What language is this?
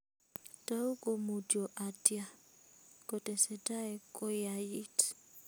Kalenjin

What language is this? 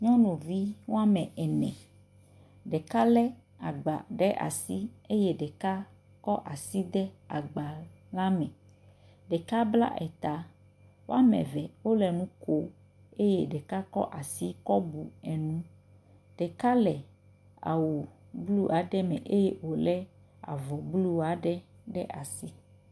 Ewe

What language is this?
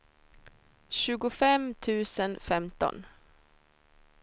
Swedish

